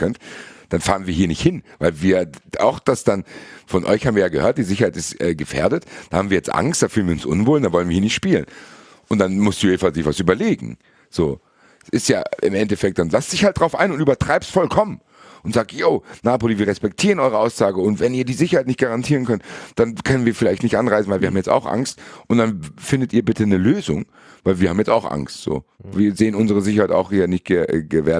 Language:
German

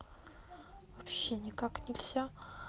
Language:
Russian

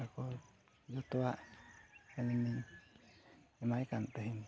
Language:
Santali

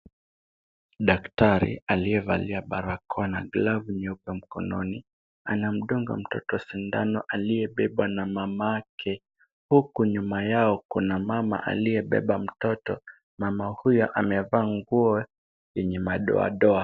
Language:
Swahili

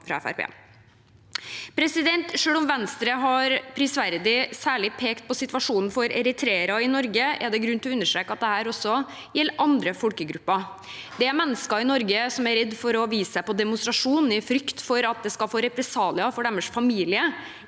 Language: Norwegian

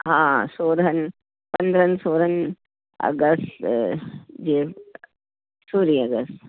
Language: Sindhi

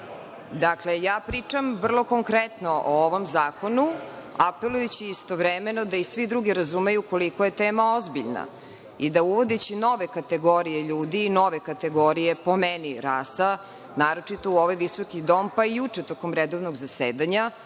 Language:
Serbian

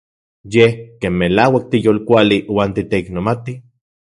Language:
Central Puebla Nahuatl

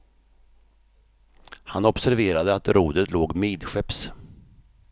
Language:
Swedish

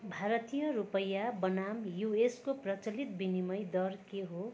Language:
Nepali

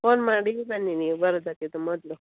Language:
Kannada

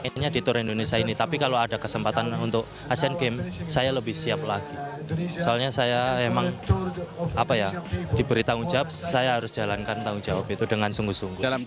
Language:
Indonesian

